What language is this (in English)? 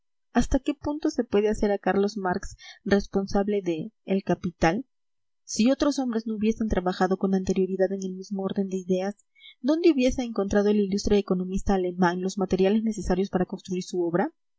Spanish